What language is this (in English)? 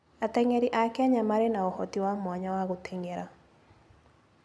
Kikuyu